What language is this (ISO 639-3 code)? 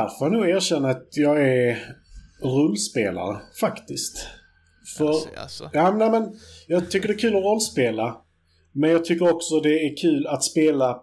swe